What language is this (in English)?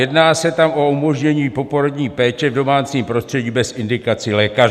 Czech